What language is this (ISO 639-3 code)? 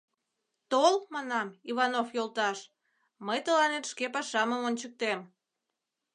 chm